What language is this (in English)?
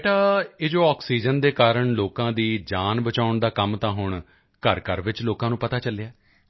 Punjabi